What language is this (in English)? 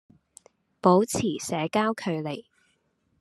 Cantonese